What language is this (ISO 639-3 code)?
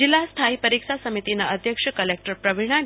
guj